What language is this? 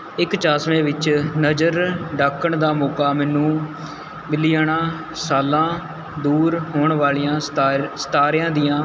Punjabi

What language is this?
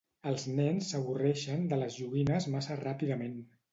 Catalan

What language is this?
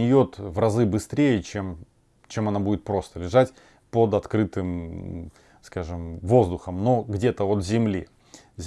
Russian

